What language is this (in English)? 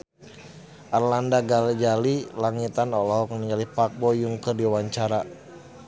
Sundanese